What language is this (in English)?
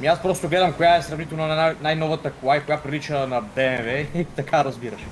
Bulgarian